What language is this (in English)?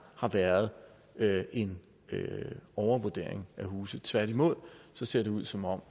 Danish